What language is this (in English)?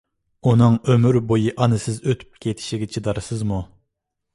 Uyghur